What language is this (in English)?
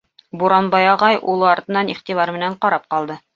Bashkir